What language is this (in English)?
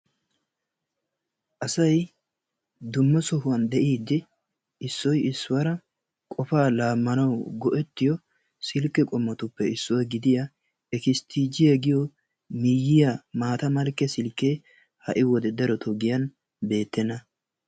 Wolaytta